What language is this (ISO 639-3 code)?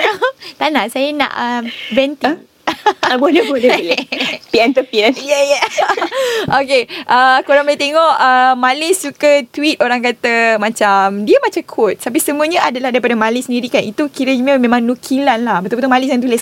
msa